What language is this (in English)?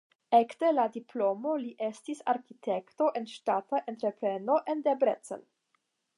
Esperanto